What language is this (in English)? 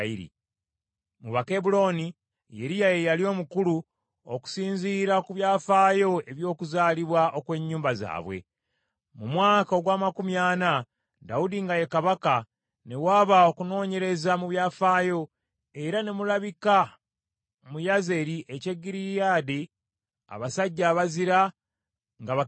Ganda